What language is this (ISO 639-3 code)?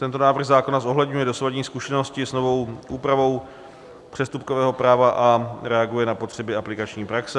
ces